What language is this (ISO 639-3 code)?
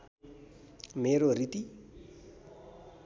nep